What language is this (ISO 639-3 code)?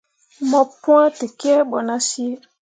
mua